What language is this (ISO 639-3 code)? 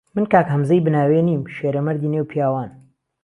ckb